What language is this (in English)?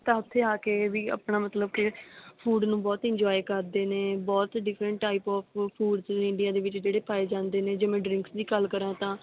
Punjabi